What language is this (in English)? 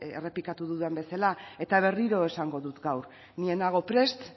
Basque